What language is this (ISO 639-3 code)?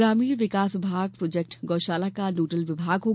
hin